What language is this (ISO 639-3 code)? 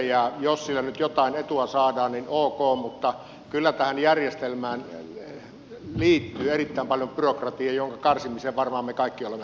fin